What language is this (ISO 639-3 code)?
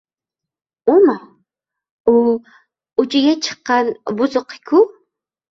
uzb